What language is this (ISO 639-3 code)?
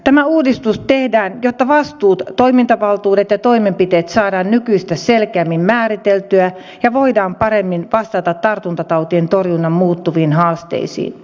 fin